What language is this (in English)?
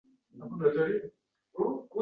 Uzbek